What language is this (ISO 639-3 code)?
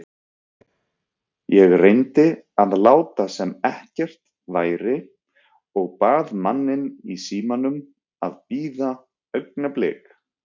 isl